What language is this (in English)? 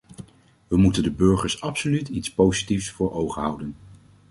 Dutch